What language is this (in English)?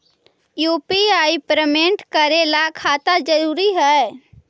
Magahi